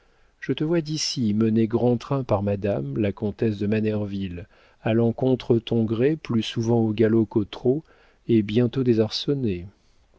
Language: French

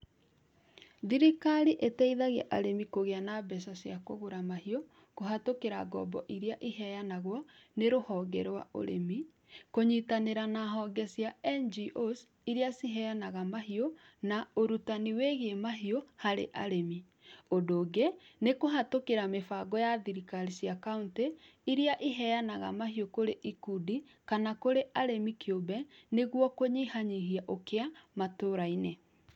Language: Kikuyu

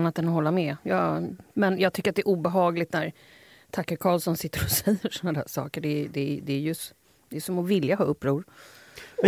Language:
Swedish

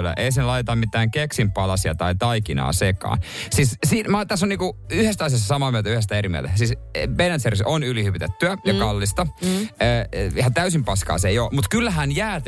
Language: Finnish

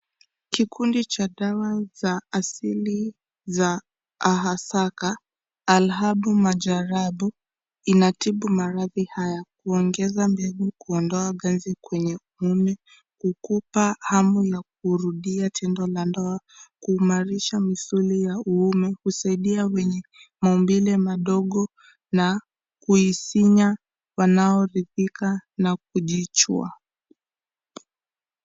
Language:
Swahili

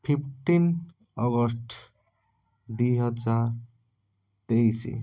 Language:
Odia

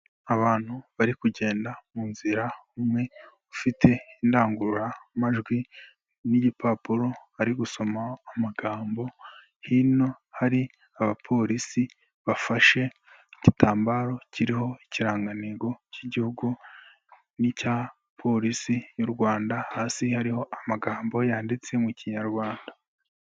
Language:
Kinyarwanda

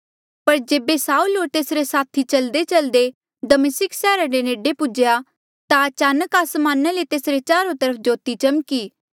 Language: Mandeali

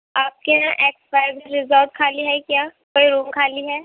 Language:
Urdu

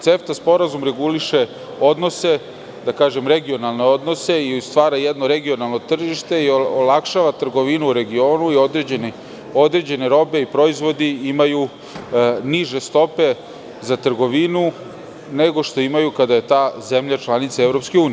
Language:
Serbian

